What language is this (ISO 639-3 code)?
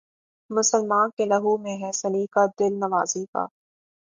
urd